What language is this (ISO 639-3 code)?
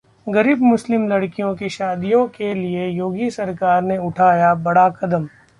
hin